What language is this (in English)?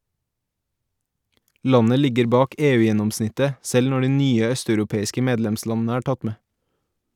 Norwegian